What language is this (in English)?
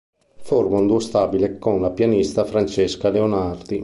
Italian